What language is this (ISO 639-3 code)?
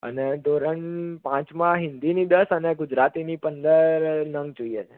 guj